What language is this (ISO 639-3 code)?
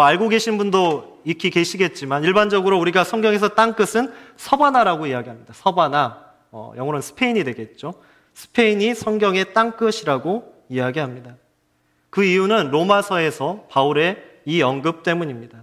kor